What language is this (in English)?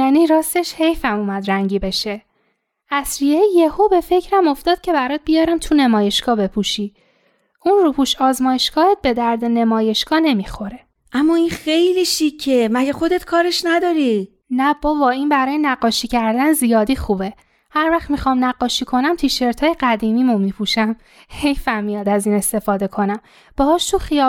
Persian